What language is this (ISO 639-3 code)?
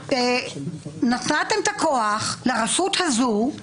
heb